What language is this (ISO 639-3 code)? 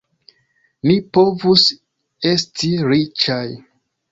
epo